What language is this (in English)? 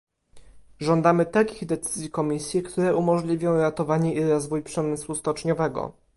Polish